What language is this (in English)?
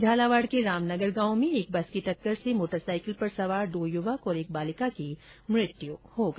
Hindi